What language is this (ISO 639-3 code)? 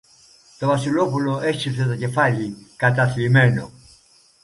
ell